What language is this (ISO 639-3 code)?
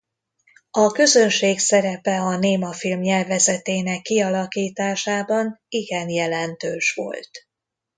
hun